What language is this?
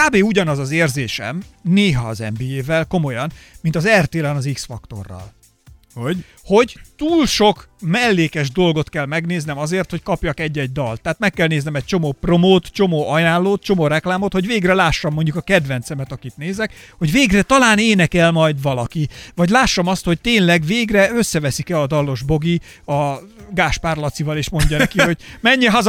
Hungarian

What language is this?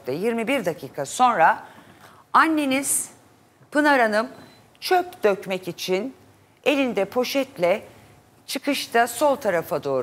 Turkish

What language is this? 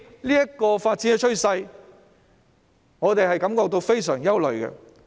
Cantonese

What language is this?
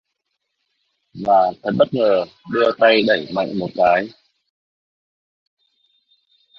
Vietnamese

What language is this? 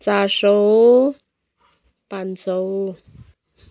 Nepali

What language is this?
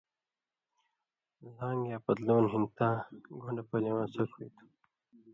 Indus Kohistani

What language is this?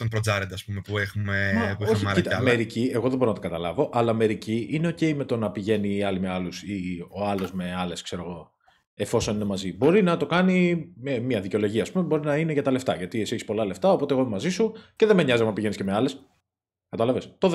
Greek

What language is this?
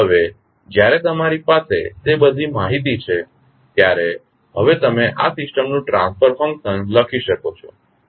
Gujarati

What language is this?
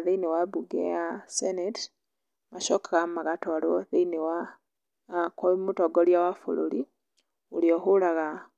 Kikuyu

